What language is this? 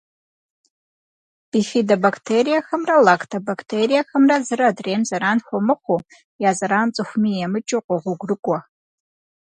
Kabardian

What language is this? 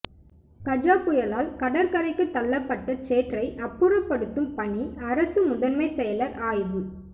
Tamil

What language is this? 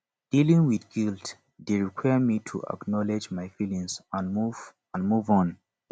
Nigerian Pidgin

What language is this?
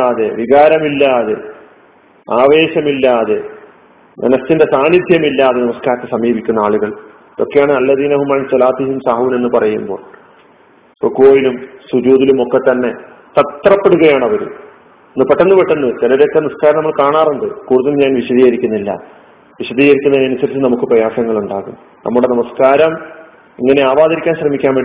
Malayalam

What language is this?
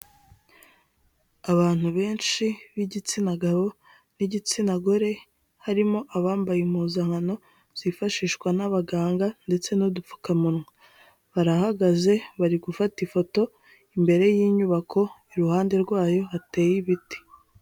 Kinyarwanda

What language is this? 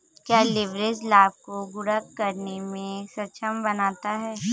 Hindi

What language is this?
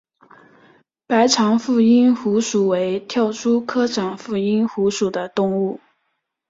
Chinese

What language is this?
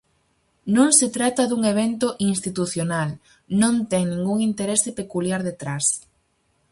Galician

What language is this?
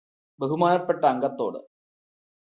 Malayalam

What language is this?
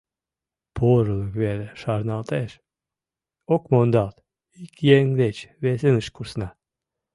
Mari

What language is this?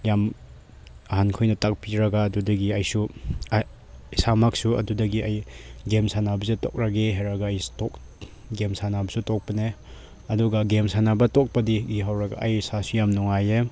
Manipuri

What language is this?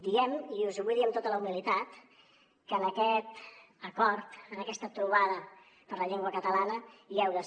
Catalan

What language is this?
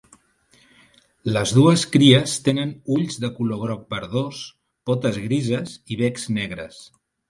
Catalan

